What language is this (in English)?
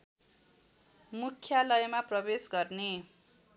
Nepali